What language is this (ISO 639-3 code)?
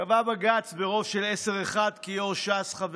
heb